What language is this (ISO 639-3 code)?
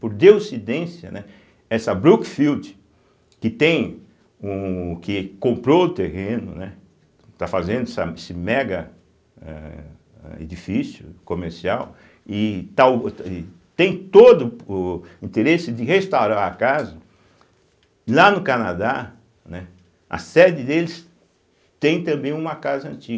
por